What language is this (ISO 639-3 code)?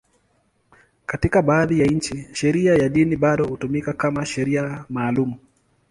swa